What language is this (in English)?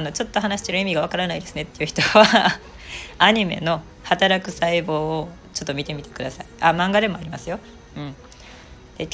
Japanese